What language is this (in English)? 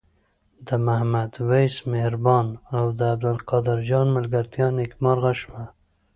Pashto